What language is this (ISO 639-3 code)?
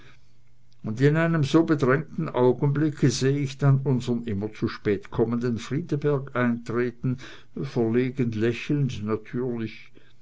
deu